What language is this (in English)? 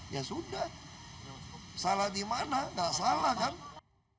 Indonesian